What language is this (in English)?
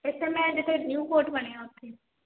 Punjabi